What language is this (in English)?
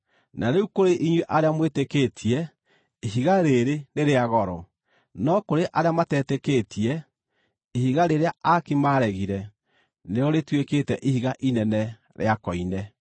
Kikuyu